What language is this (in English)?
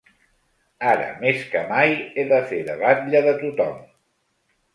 Catalan